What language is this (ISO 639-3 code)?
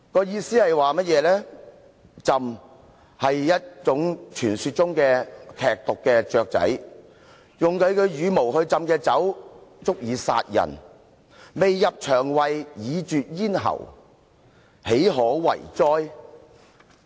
yue